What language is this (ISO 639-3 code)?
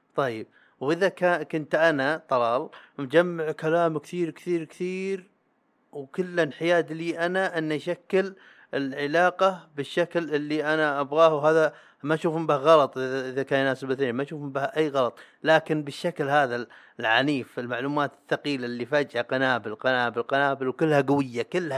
ara